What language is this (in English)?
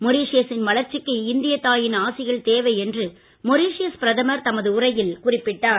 Tamil